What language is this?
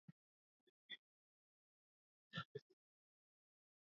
Swahili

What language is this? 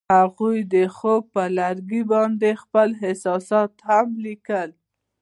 Pashto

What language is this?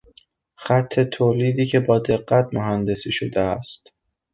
Persian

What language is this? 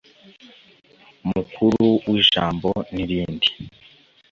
Kinyarwanda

